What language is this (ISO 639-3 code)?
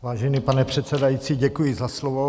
ces